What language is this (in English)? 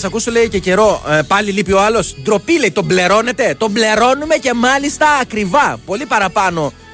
Greek